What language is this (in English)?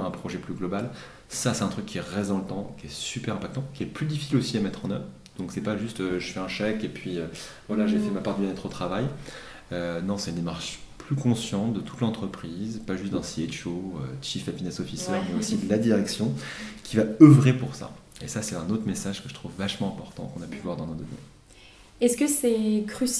French